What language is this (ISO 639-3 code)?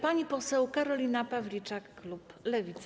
pol